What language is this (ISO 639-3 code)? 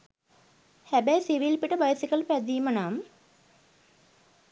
sin